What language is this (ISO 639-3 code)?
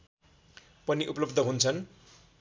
nep